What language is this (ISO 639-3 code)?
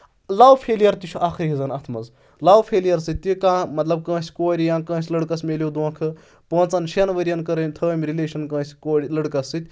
kas